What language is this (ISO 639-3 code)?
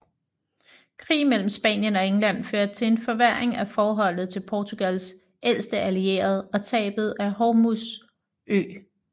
dan